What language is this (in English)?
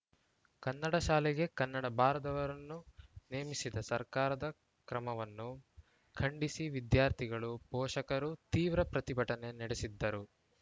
Kannada